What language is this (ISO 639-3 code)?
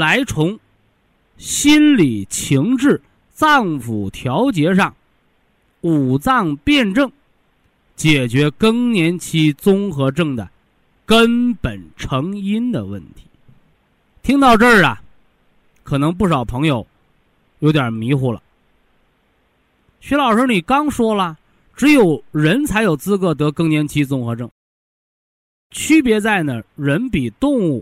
zho